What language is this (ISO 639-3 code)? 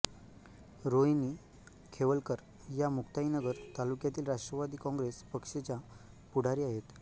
mar